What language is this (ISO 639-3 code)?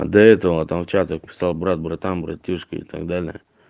rus